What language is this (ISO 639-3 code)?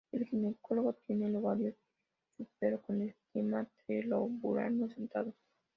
spa